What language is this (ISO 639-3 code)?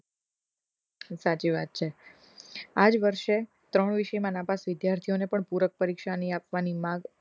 guj